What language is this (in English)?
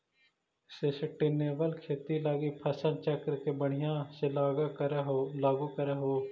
Magahi